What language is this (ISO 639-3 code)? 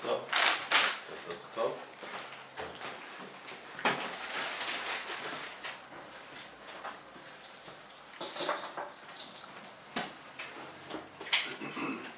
ces